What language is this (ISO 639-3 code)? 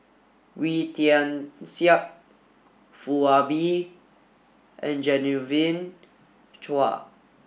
eng